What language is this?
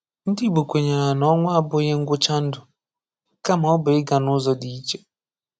Igbo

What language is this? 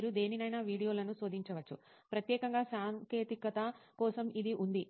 Telugu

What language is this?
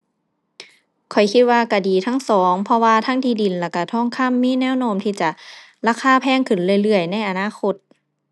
Thai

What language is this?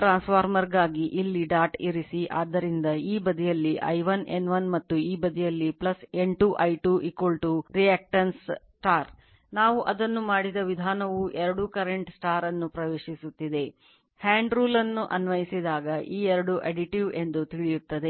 Kannada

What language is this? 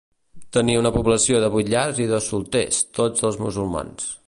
Catalan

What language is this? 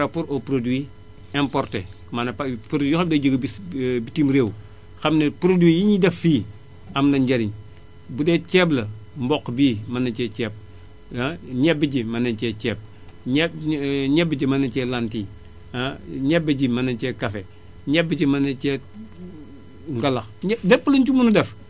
Wolof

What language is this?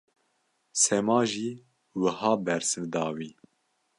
Kurdish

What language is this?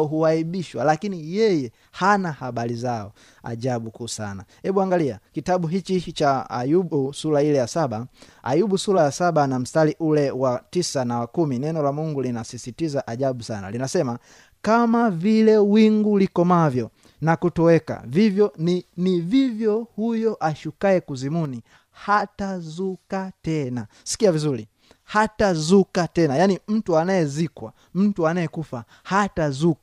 Swahili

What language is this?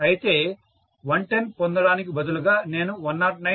Telugu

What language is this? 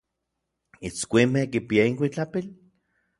Orizaba Nahuatl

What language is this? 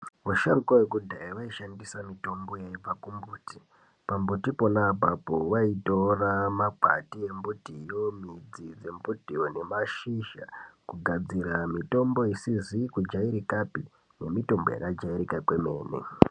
Ndau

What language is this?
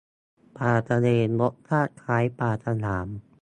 Thai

